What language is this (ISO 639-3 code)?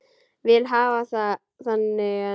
isl